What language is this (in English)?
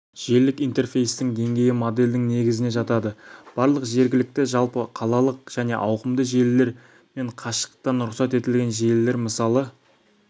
Kazakh